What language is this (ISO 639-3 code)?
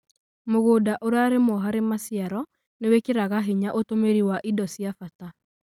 kik